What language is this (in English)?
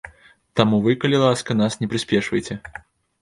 Belarusian